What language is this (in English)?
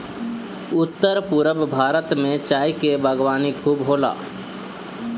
Bhojpuri